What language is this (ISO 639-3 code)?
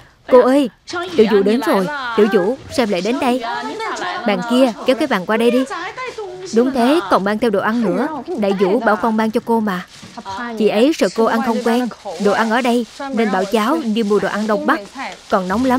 vie